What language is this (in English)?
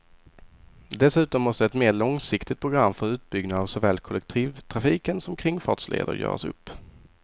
Swedish